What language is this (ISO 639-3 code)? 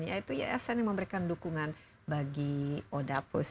ind